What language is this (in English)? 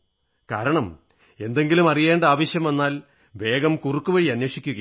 Malayalam